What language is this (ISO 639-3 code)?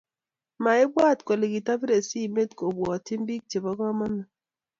kln